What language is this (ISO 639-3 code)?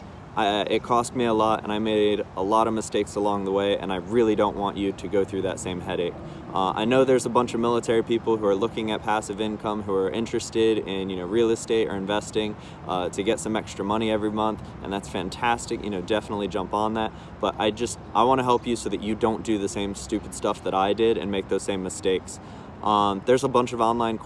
eng